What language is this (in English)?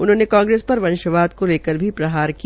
Hindi